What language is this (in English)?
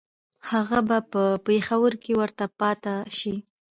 Pashto